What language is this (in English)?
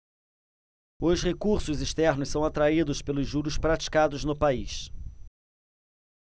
Portuguese